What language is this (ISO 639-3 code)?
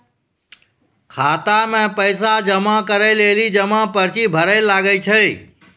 mai